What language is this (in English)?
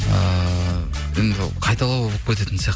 Kazakh